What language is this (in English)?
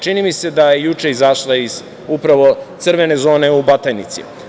Serbian